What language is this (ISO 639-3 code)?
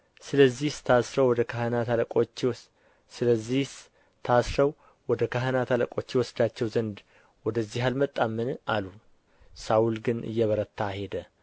amh